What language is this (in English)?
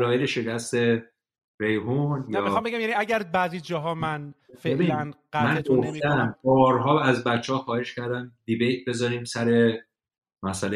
Persian